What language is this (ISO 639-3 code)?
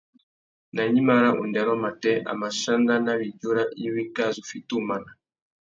bag